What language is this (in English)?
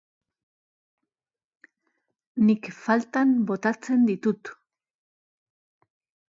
Basque